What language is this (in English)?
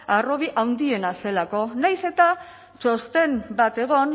Basque